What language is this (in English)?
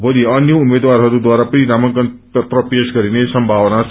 Nepali